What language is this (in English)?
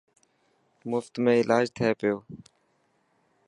Dhatki